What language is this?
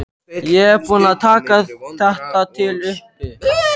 Icelandic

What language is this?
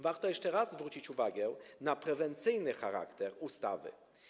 Polish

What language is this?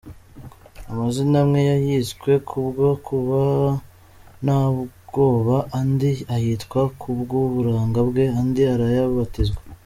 Kinyarwanda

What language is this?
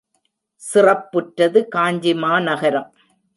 Tamil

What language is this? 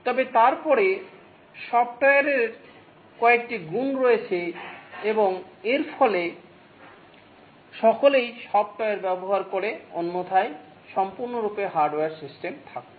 Bangla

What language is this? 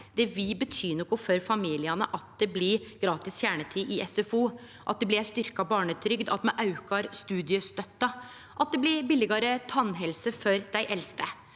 Norwegian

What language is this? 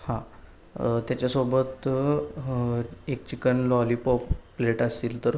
Marathi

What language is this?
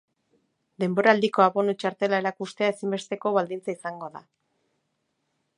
Basque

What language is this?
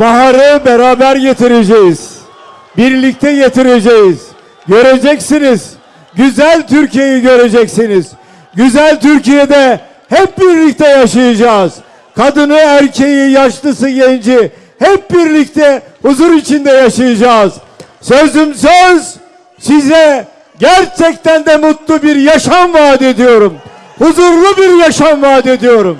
Turkish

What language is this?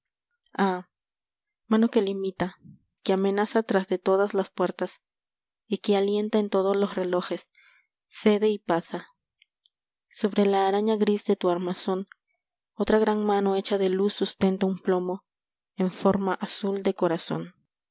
Spanish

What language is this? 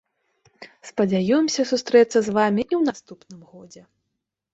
Belarusian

